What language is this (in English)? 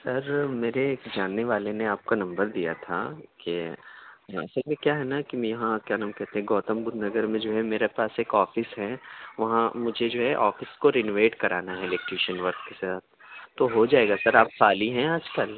Urdu